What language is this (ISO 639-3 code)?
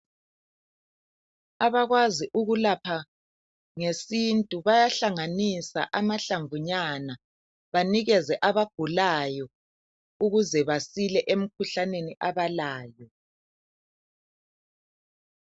nde